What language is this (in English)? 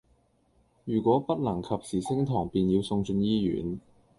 Cantonese